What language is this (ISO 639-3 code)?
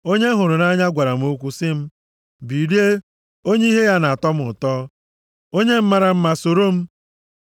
ibo